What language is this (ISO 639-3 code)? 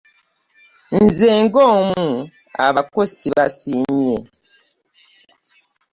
lug